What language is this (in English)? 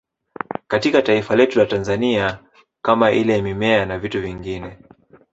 Swahili